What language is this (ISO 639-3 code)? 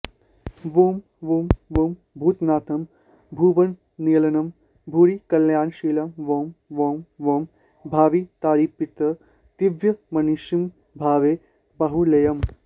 san